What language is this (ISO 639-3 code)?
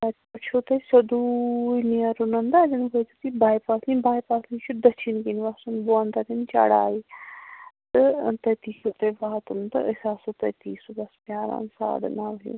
kas